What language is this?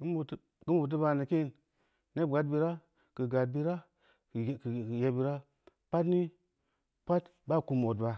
Samba Leko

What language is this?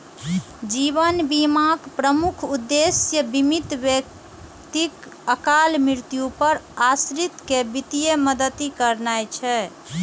Maithili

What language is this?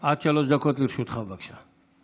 Hebrew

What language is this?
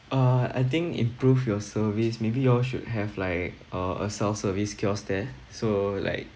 English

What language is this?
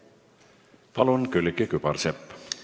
Estonian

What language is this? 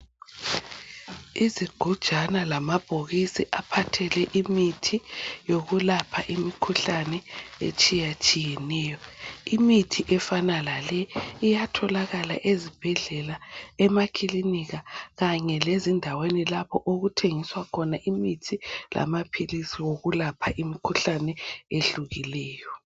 North Ndebele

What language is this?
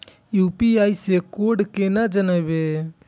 Maithili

